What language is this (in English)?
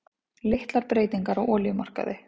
Icelandic